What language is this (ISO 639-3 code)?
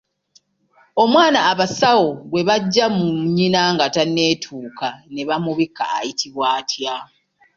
lug